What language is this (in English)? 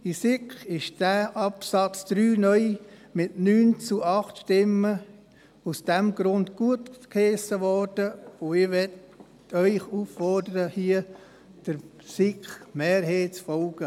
Swiss German